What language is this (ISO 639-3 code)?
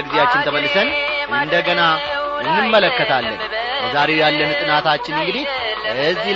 amh